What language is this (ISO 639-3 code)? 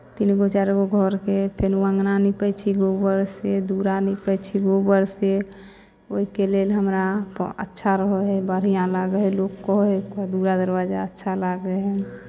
mai